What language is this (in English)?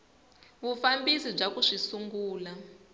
Tsonga